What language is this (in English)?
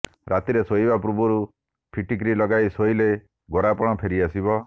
Odia